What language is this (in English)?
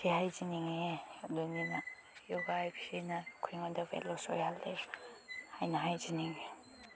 Manipuri